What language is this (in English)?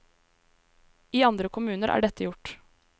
Norwegian